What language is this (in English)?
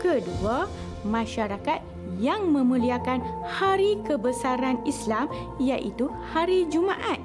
Malay